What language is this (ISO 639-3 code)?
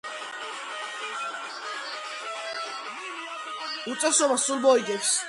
kat